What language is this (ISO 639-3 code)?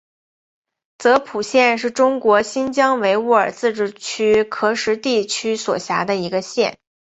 zho